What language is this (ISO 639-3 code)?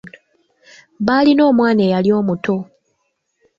lug